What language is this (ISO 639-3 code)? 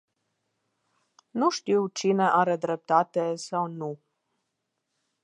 ron